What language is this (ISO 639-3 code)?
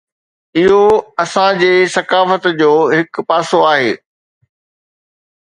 snd